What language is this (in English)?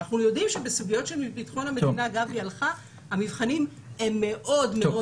Hebrew